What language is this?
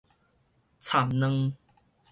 Min Nan Chinese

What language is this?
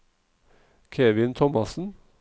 Norwegian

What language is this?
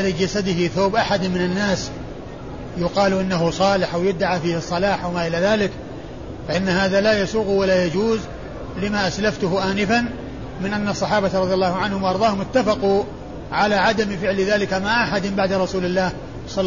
Arabic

